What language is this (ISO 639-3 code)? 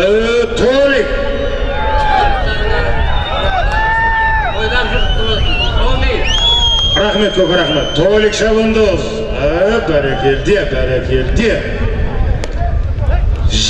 tur